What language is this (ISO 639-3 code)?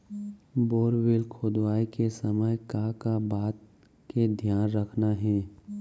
hne